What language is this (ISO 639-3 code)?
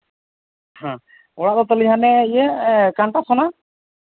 sat